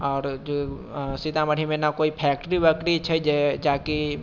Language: Maithili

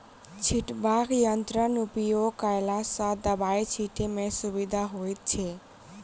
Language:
Maithili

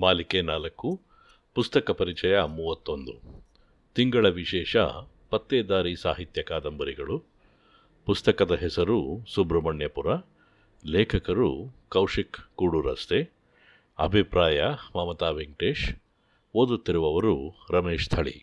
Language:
Kannada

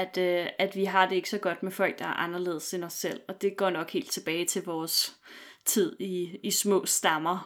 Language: Danish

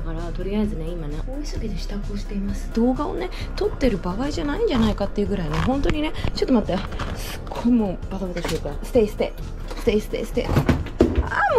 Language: Japanese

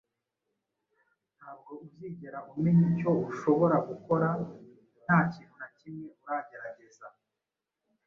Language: Kinyarwanda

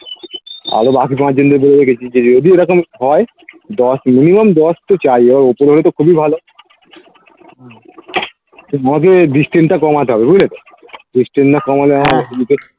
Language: Bangla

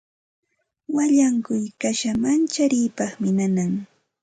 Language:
Santa Ana de Tusi Pasco Quechua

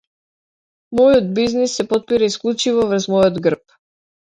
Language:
Macedonian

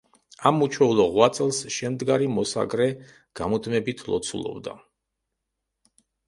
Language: Georgian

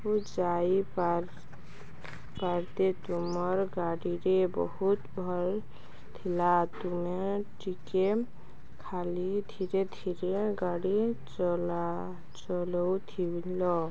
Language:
Odia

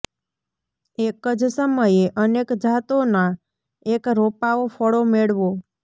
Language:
Gujarati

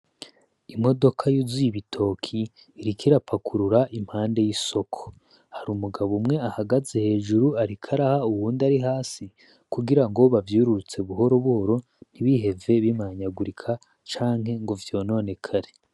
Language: Rundi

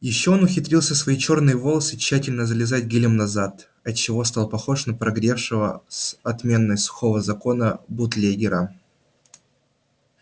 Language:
Russian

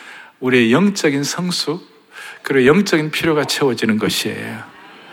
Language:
Korean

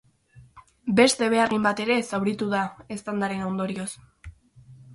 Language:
Basque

